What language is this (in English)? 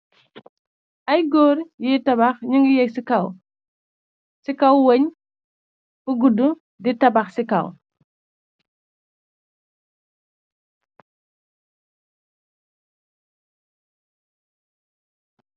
Wolof